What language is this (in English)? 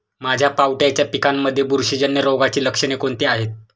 Marathi